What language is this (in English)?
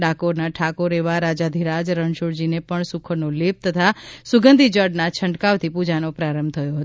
Gujarati